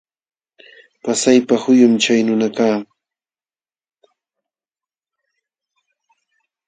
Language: Jauja Wanca Quechua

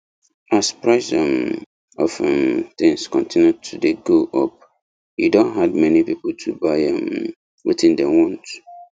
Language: Nigerian Pidgin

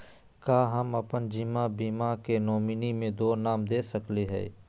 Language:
Magahi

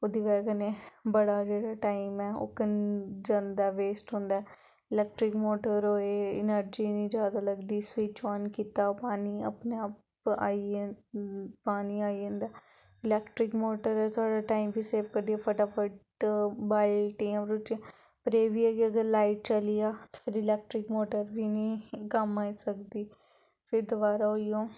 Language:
Dogri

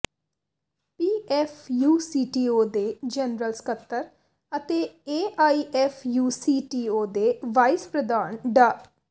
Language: Punjabi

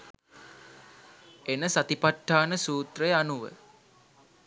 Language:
Sinhala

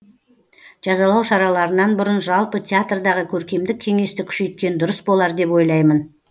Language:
Kazakh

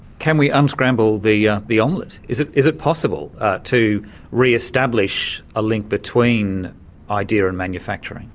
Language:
English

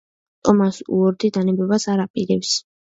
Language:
Georgian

